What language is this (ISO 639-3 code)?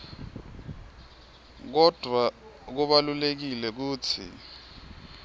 ssw